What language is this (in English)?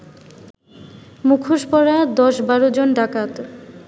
Bangla